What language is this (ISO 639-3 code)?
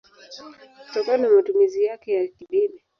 swa